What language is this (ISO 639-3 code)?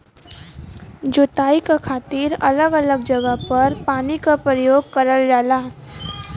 bho